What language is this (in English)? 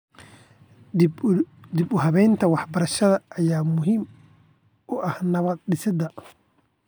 Somali